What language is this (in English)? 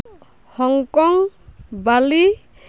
Santali